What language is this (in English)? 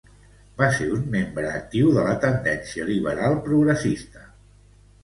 Catalan